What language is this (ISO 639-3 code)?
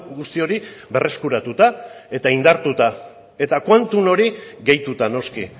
eus